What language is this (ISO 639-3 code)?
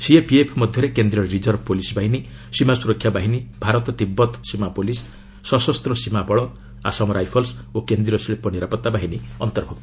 ori